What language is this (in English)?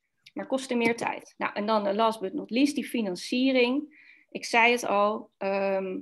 Dutch